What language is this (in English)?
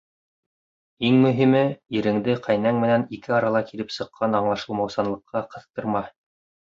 Bashkir